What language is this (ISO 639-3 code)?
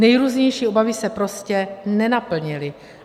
ces